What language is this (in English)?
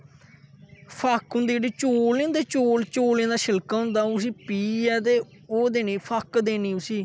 Dogri